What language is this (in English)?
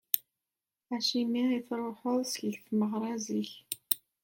Kabyle